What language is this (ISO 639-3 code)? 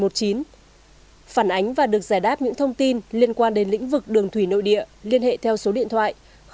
vie